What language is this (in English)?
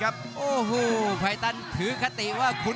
Thai